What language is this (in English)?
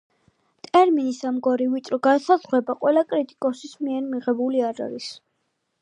Georgian